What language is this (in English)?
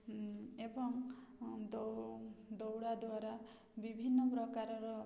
Odia